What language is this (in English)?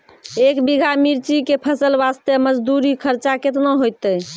Maithili